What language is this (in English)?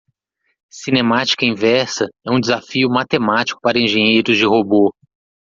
Portuguese